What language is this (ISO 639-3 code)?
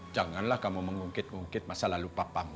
ind